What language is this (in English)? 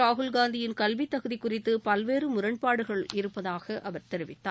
Tamil